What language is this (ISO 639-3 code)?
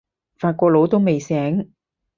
yue